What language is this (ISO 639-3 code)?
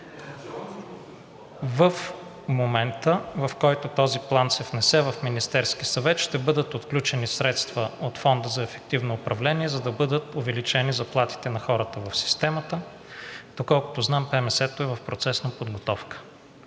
bul